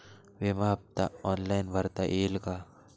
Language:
Marathi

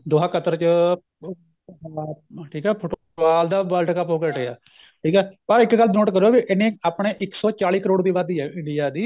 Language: Punjabi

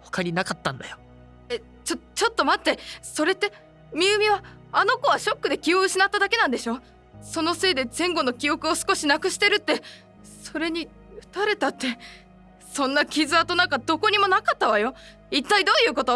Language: Japanese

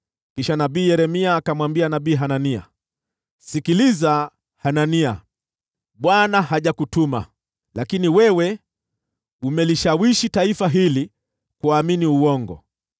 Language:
Swahili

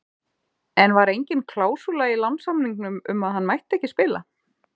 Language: Icelandic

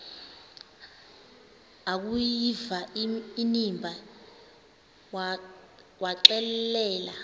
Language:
Xhosa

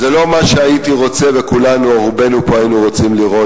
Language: Hebrew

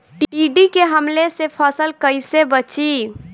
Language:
Bhojpuri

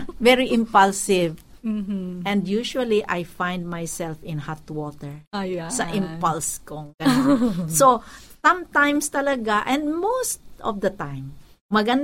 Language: Filipino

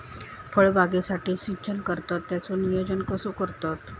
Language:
Marathi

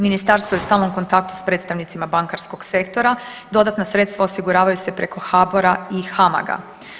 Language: Croatian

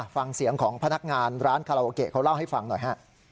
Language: Thai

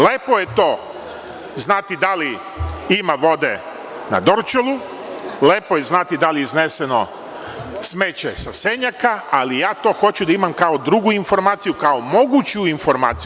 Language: Serbian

